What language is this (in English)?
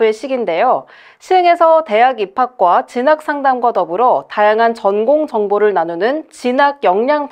Korean